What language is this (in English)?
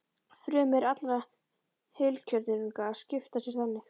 Icelandic